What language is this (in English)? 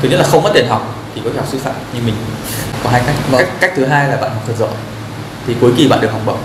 Vietnamese